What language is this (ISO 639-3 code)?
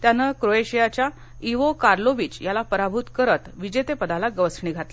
mar